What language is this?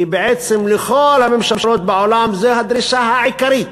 Hebrew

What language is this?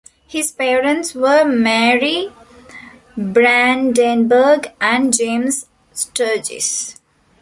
English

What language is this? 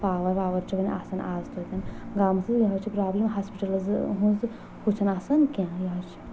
Kashmiri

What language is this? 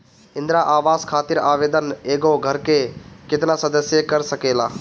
Bhojpuri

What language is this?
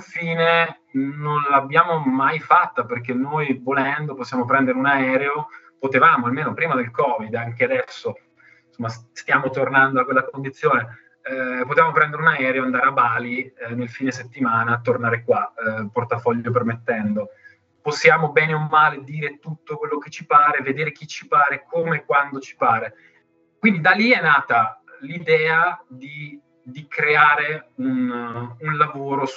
Italian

